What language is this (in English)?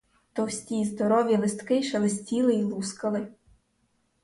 Ukrainian